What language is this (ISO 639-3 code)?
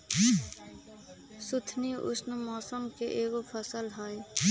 mag